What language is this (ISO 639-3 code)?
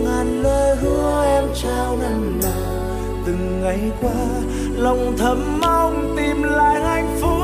vie